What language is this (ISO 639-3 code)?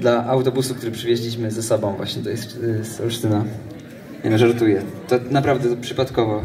pol